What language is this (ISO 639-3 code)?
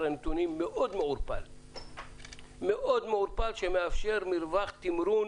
heb